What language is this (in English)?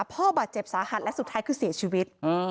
Thai